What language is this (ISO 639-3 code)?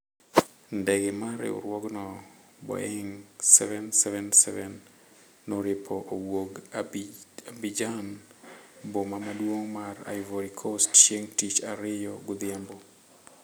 luo